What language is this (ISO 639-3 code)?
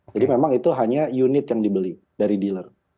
ind